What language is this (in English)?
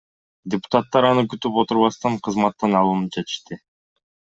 Kyrgyz